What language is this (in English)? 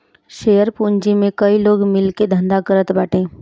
Bhojpuri